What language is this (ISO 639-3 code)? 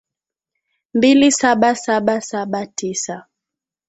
swa